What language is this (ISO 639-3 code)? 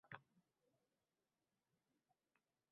uzb